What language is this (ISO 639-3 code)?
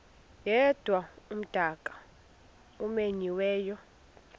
xho